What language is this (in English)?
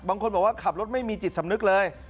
Thai